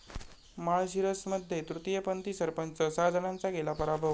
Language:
Marathi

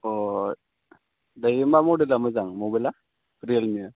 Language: Bodo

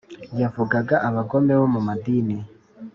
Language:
Kinyarwanda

